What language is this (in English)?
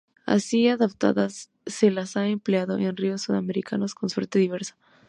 Spanish